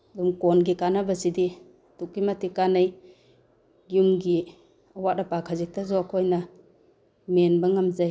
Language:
Manipuri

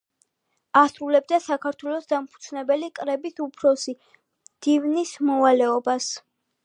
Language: Georgian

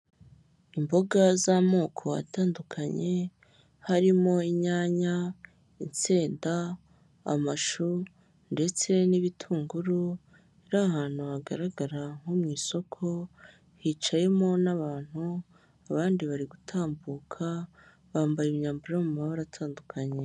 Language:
Kinyarwanda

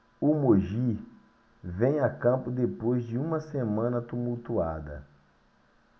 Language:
Portuguese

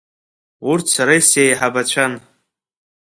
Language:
Abkhazian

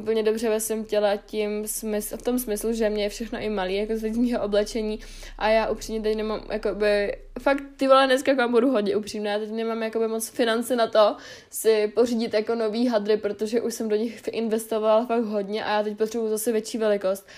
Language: Czech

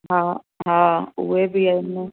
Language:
Sindhi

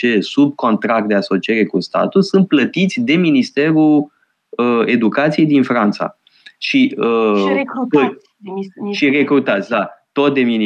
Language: Romanian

